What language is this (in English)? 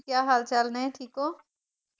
Punjabi